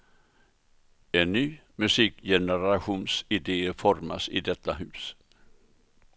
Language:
Swedish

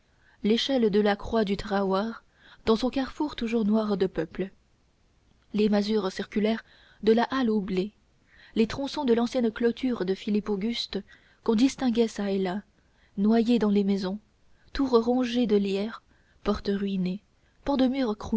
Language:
French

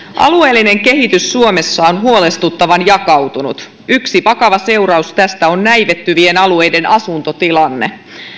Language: Finnish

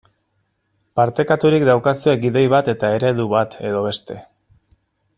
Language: Basque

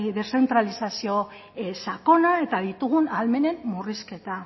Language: Basque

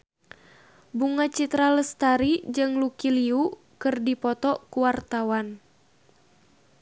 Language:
Sundanese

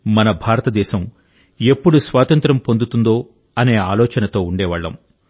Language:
Telugu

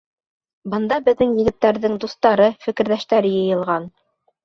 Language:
Bashkir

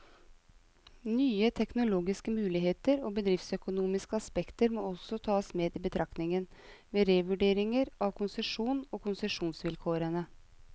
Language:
Norwegian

